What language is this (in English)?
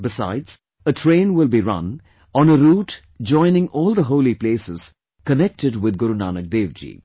English